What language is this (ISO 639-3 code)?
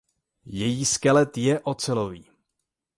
ces